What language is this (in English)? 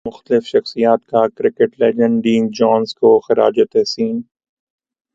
Urdu